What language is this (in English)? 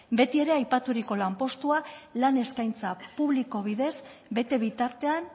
Basque